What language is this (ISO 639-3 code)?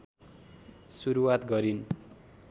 nep